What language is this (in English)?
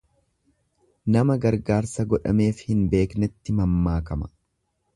Oromo